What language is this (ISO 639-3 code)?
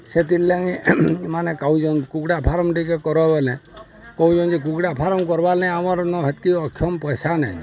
ori